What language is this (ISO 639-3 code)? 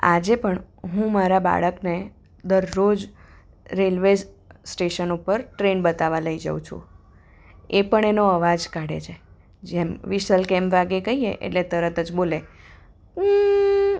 guj